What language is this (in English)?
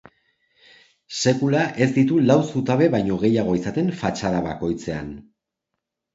Basque